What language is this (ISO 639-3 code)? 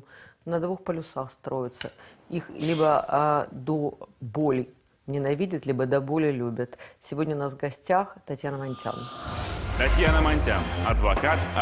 rus